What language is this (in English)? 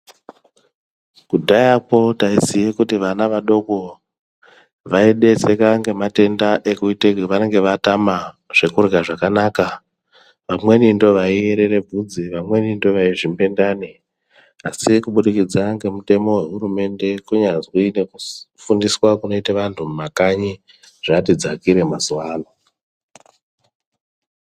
Ndau